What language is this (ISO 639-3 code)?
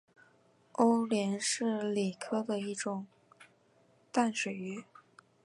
zho